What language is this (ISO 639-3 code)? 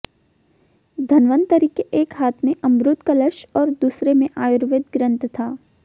hin